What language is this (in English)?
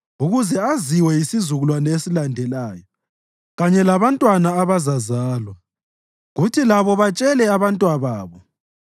North Ndebele